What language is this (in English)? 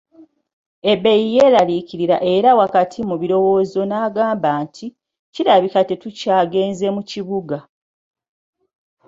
Ganda